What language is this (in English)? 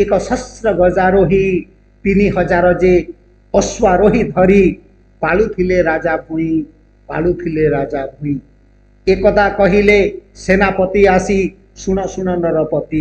Hindi